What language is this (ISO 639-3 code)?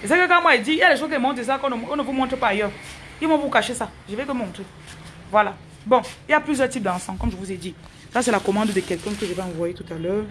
fra